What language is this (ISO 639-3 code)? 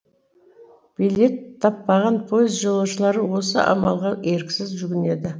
kaz